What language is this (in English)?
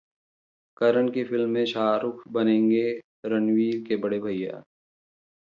Hindi